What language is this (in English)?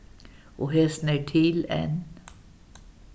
Faroese